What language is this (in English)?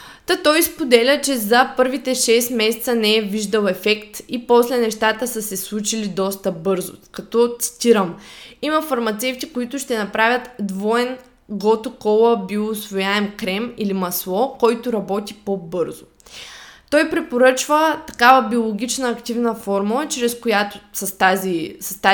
Bulgarian